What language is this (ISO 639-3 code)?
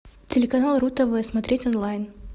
rus